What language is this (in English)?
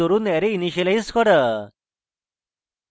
Bangla